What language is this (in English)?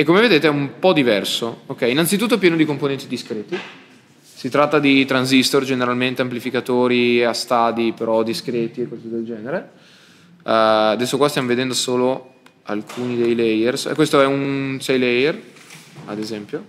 Italian